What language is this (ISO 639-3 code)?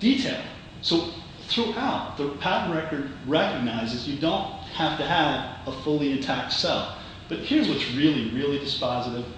eng